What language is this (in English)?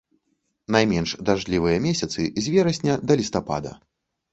Belarusian